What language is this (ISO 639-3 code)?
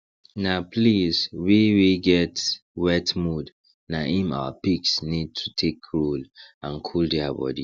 pcm